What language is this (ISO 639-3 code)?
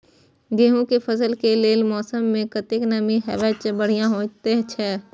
mai